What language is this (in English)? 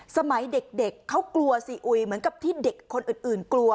Thai